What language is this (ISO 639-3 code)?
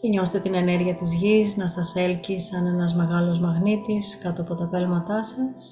ell